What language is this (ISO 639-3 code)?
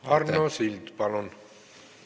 est